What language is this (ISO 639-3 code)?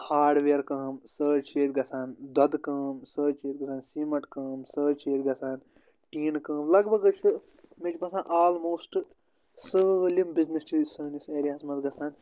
kas